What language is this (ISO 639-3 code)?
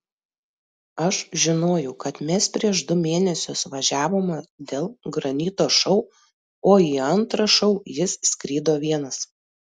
lit